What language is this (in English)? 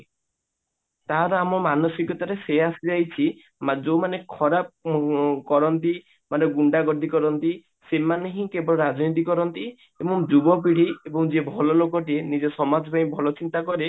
Odia